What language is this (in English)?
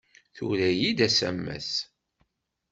Kabyle